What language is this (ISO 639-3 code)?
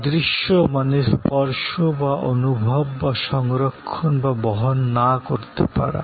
ben